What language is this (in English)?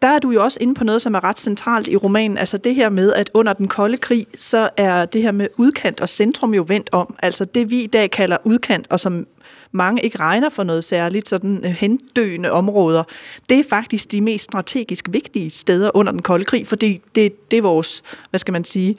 Danish